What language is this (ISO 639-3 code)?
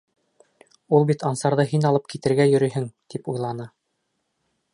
bak